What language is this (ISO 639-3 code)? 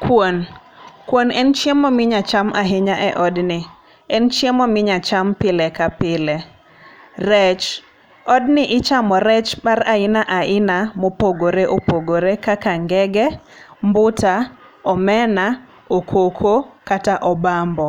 luo